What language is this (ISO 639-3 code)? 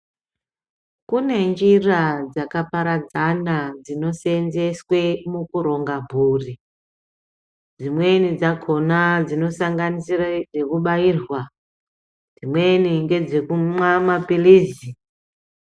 ndc